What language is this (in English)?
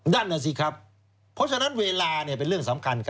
Thai